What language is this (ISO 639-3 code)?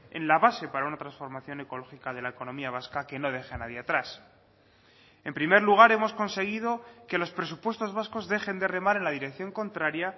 spa